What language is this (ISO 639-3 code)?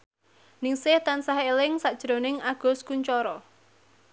jav